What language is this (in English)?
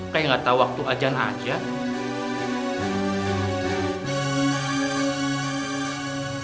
Indonesian